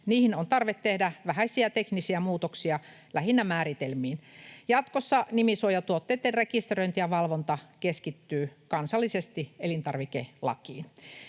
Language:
Finnish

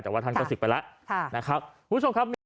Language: Thai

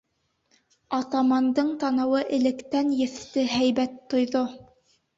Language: Bashkir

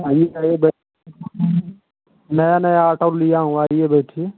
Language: Hindi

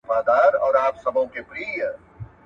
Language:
Pashto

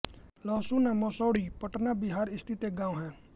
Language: Hindi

